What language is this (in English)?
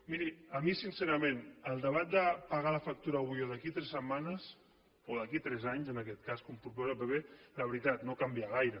Catalan